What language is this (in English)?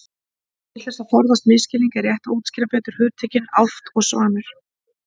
Icelandic